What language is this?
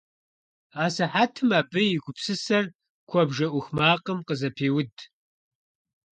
Kabardian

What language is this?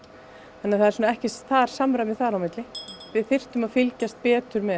Icelandic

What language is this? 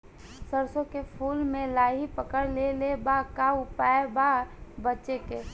Bhojpuri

